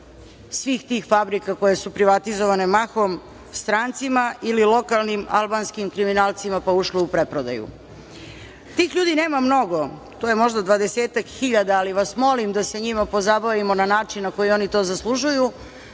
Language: Serbian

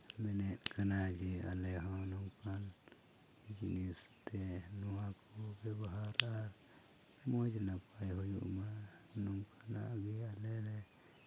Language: Santali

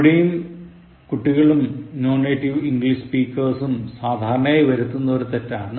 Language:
Malayalam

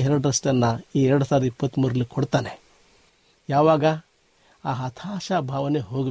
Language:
Kannada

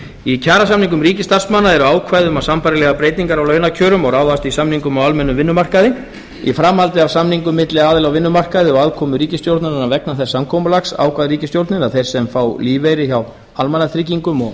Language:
Icelandic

